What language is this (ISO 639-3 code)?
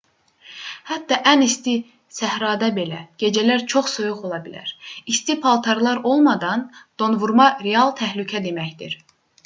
aze